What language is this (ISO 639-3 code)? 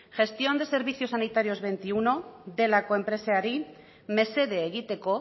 eus